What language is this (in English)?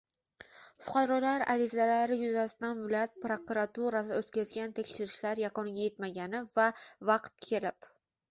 Uzbek